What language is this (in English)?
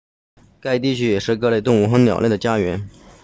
Chinese